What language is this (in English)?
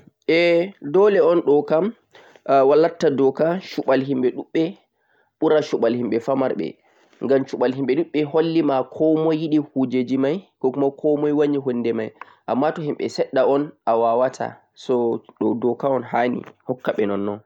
Central-Eastern Niger Fulfulde